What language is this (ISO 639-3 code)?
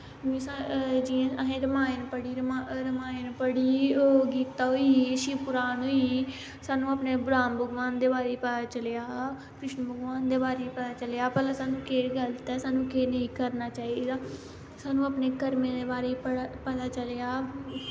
doi